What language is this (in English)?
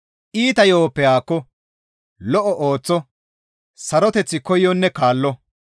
Gamo